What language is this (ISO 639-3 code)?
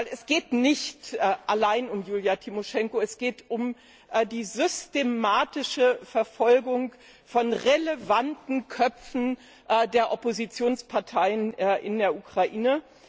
deu